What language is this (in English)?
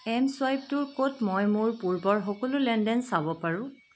Assamese